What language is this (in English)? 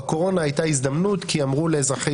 Hebrew